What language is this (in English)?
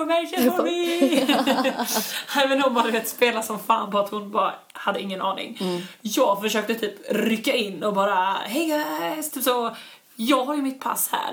Swedish